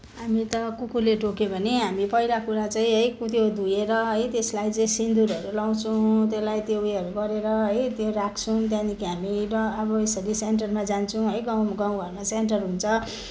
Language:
Nepali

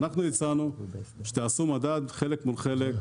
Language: Hebrew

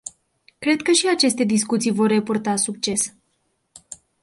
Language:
Romanian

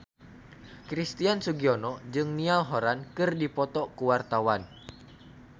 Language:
Sundanese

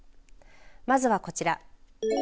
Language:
Japanese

